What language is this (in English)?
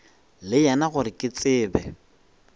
Northern Sotho